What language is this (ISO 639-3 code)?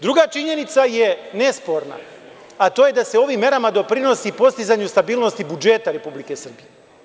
srp